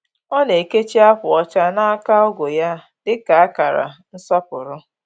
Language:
Igbo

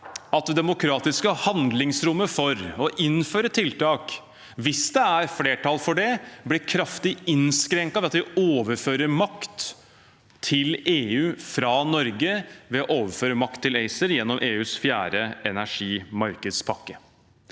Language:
Norwegian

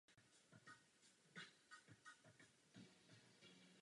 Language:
Czech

